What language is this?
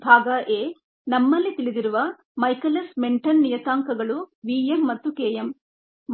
Kannada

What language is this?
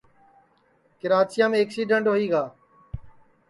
Sansi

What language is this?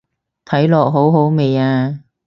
Cantonese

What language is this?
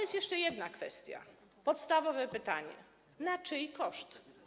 Polish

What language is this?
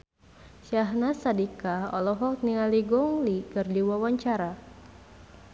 Sundanese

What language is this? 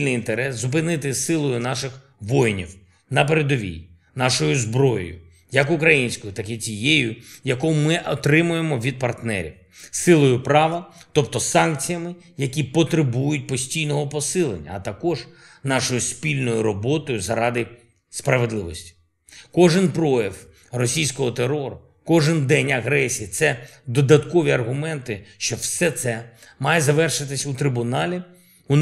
Ukrainian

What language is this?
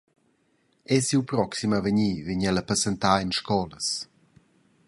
Romansh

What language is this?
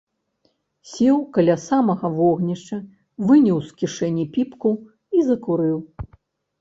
Belarusian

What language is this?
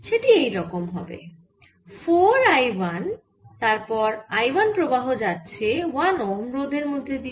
Bangla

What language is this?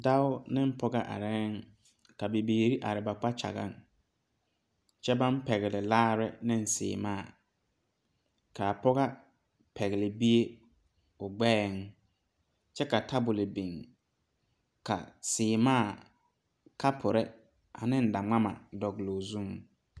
Southern Dagaare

